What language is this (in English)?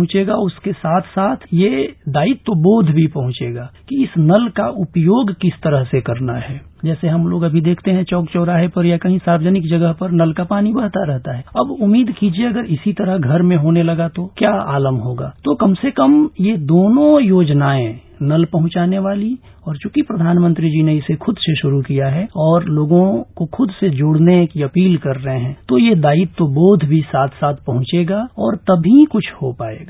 Hindi